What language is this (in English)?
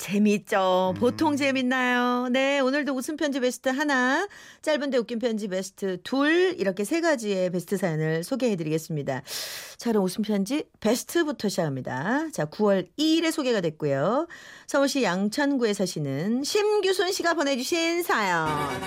Korean